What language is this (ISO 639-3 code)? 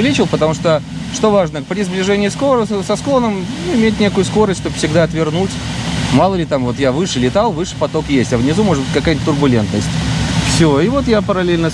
rus